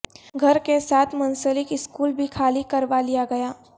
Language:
Urdu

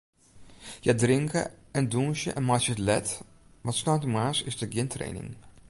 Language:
Western Frisian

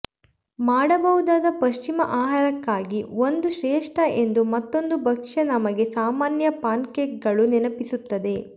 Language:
Kannada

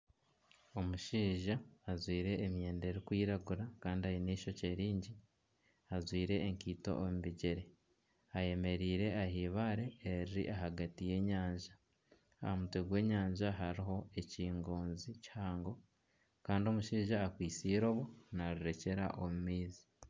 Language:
Nyankole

